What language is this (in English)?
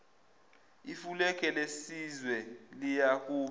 Zulu